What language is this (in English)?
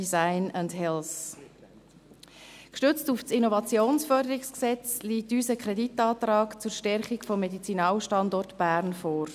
Swiss German